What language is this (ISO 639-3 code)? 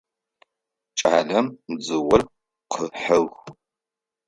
ady